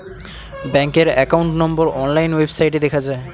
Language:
Bangla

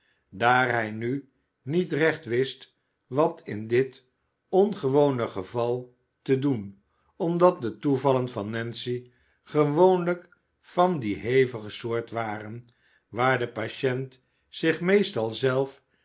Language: Dutch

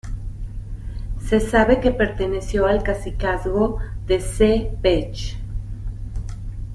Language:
Spanish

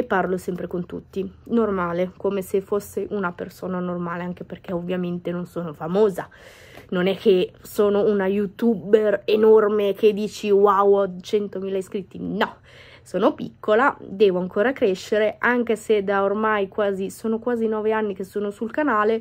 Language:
Italian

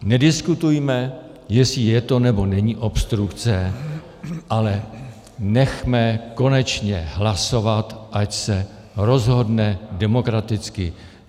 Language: Czech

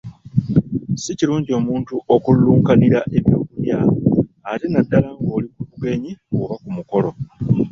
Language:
Ganda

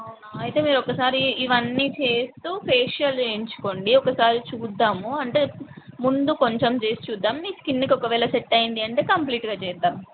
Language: Telugu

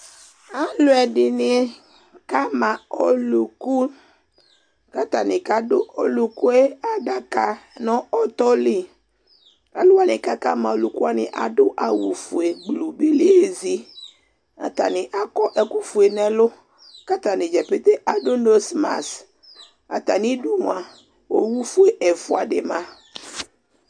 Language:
Ikposo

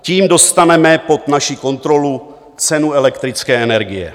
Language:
Czech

